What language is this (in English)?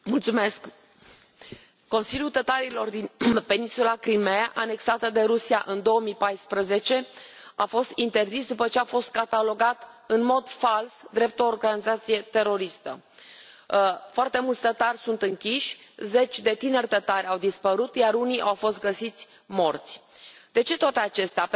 Romanian